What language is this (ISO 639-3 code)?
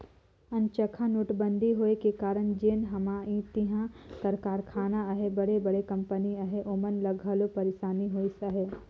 hne